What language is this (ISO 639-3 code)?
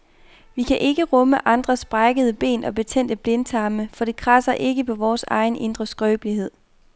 dan